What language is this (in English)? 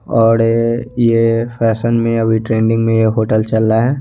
Hindi